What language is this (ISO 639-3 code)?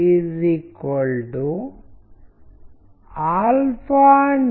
tel